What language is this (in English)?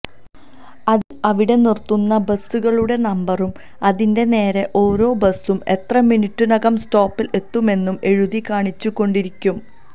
Malayalam